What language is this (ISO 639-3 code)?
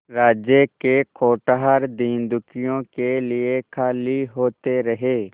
hin